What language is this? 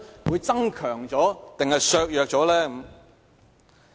Cantonese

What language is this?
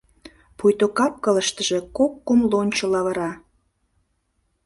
Mari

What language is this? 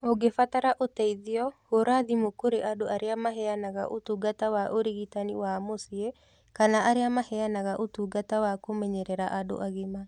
Kikuyu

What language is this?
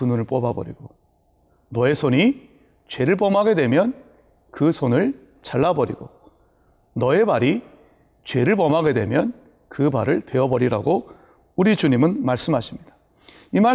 Korean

